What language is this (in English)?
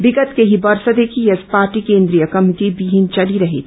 Nepali